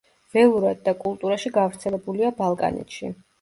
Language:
Georgian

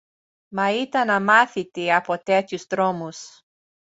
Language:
Greek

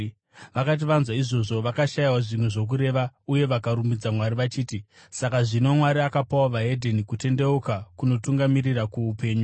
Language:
Shona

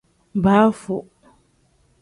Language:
Tem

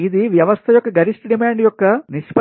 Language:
Telugu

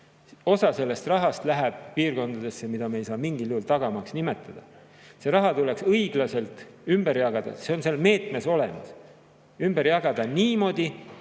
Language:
Estonian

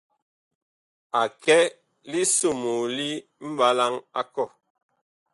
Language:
Bakoko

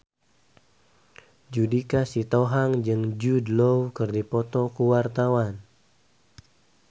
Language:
Sundanese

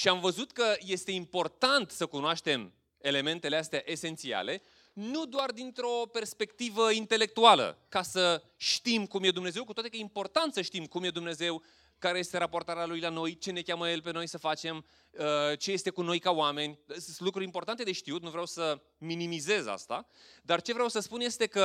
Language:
Romanian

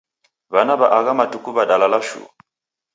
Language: Taita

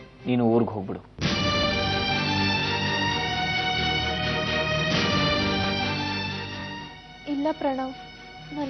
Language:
Arabic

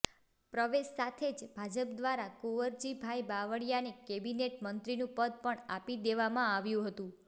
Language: Gujarati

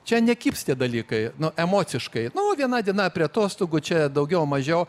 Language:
Lithuanian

